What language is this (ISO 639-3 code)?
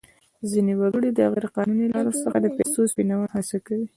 pus